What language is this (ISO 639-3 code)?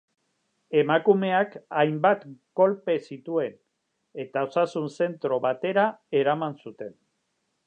eus